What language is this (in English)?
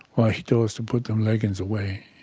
English